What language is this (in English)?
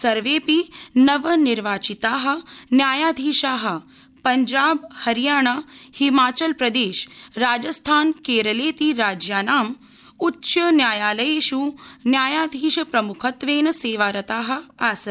Sanskrit